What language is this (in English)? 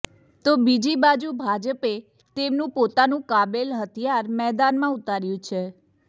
Gujarati